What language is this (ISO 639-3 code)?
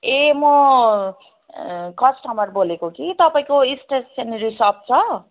nep